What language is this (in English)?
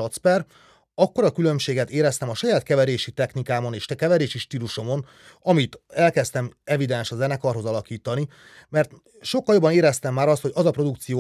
Hungarian